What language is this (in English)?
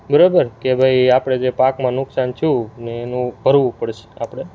Gujarati